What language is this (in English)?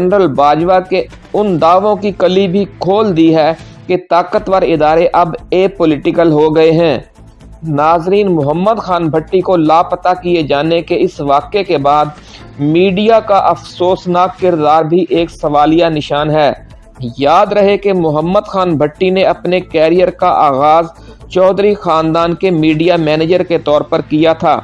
Urdu